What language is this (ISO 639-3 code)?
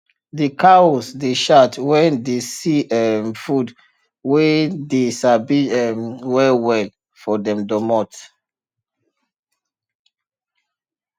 pcm